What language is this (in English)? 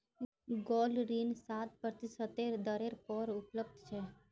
Magahi